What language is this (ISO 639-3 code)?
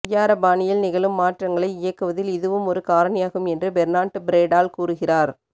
tam